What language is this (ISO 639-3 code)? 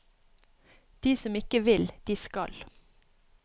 nor